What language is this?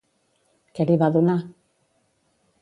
Catalan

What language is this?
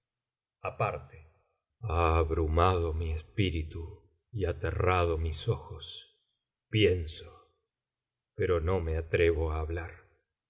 Spanish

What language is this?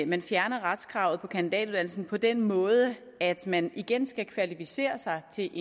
Danish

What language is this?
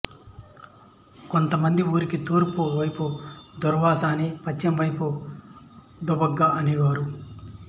Telugu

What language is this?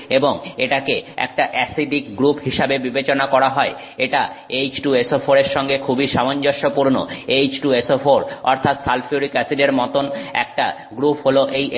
Bangla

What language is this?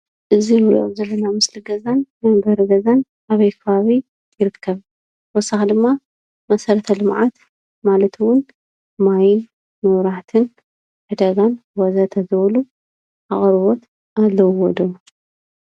Tigrinya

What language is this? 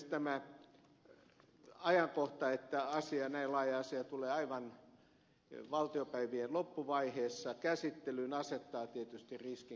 Finnish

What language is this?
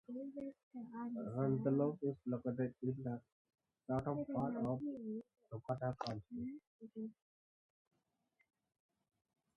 English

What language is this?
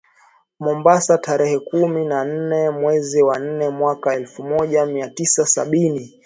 Swahili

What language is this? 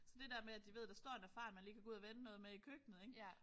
Danish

